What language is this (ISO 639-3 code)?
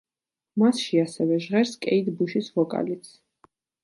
kat